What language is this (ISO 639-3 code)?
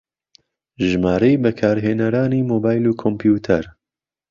ckb